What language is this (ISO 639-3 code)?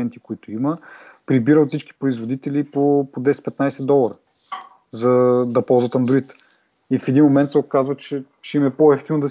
bul